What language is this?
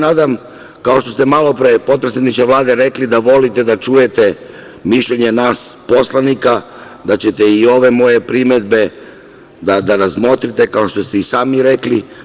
Serbian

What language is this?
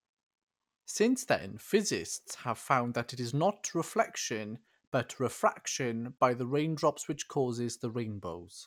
English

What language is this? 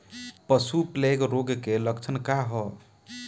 Bhojpuri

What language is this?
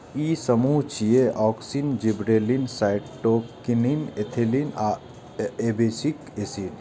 Maithili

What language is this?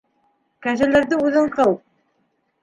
Bashkir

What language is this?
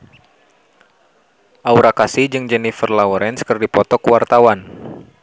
Sundanese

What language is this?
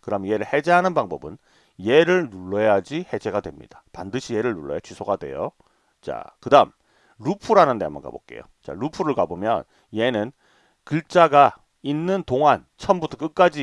Korean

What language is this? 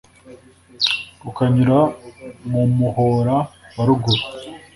Kinyarwanda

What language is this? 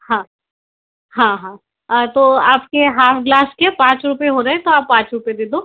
Hindi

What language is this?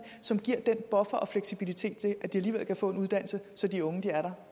Danish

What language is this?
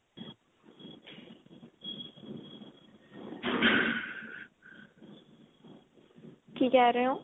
Punjabi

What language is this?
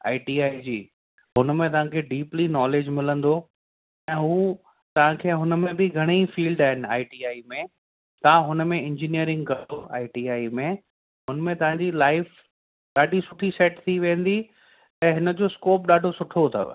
Sindhi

